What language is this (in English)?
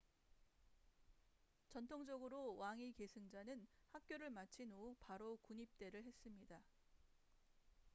Korean